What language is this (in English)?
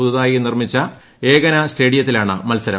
Malayalam